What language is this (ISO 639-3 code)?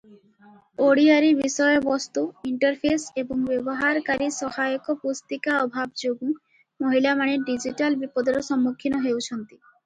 ori